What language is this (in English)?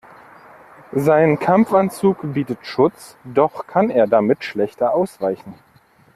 German